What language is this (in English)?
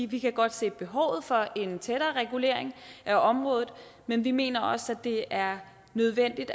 Danish